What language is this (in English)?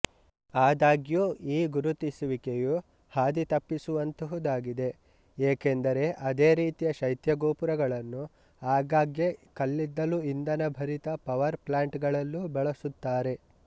Kannada